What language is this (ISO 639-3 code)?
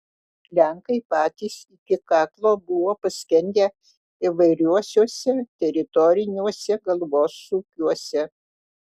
lit